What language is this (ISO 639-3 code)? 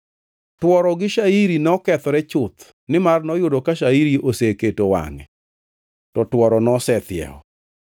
luo